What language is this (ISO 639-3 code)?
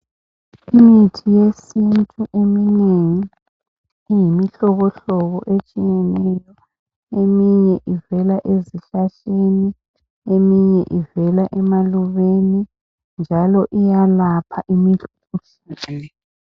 nde